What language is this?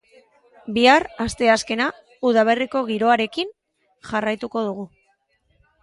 Basque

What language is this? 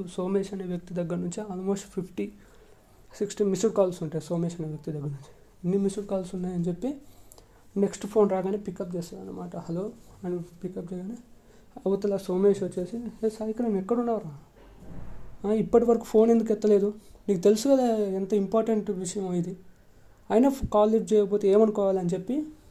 Telugu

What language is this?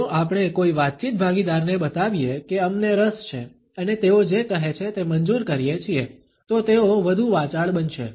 Gujarati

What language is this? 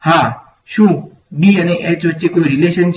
Gujarati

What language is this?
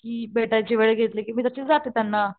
Marathi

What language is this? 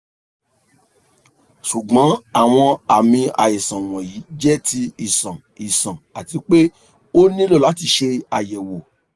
Yoruba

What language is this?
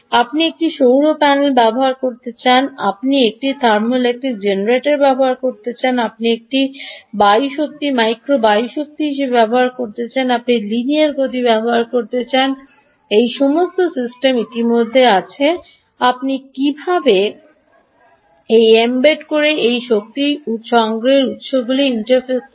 Bangla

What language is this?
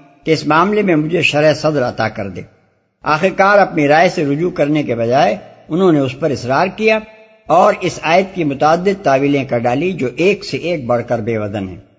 Urdu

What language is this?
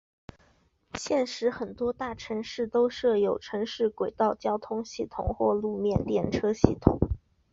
Chinese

